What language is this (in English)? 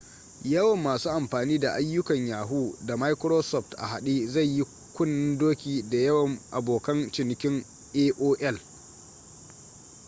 Hausa